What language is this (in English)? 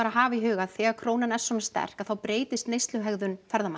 Icelandic